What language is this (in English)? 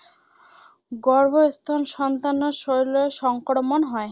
Assamese